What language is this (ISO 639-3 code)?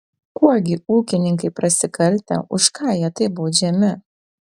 lit